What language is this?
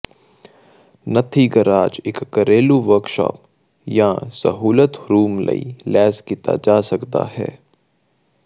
Punjabi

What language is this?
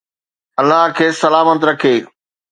Sindhi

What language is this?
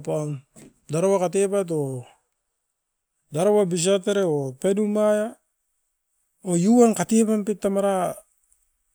Askopan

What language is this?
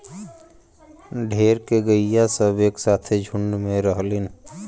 Bhojpuri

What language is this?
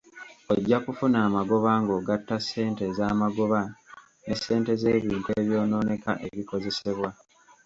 Ganda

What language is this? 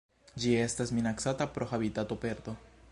Esperanto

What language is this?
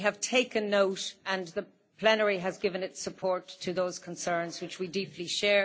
English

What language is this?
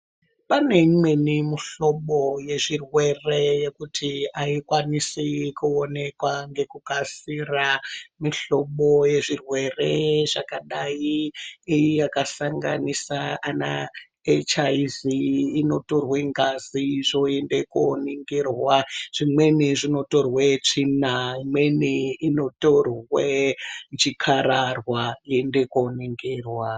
Ndau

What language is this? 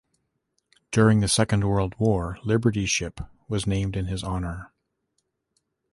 English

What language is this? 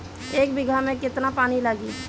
Bhojpuri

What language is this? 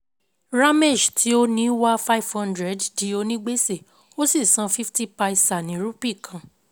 Yoruba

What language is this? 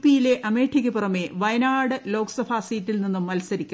Malayalam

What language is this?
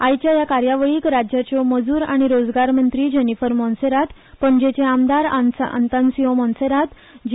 Konkani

